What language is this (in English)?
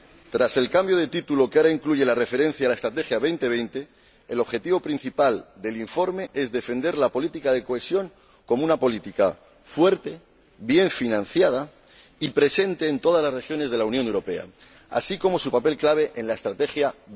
Spanish